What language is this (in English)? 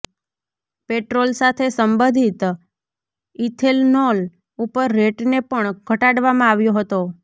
Gujarati